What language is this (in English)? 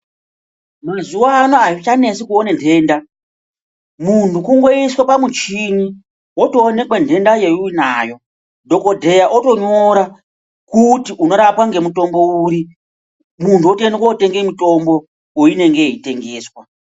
Ndau